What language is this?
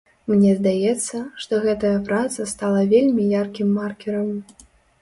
Belarusian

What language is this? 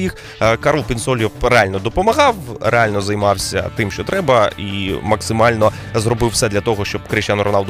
Ukrainian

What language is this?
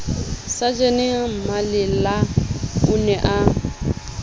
Southern Sotho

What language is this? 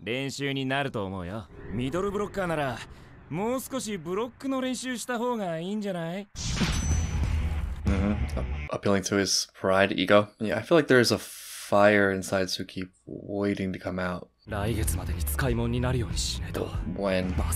English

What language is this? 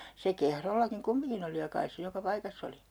Finnish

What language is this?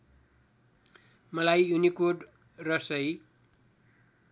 Nepali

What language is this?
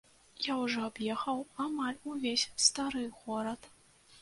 Belarusian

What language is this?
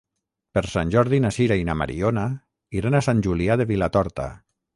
Catalan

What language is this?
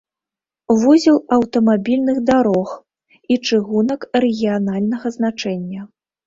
Belarusian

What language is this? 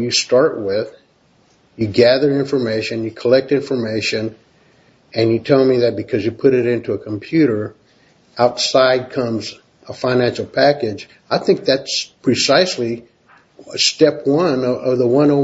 English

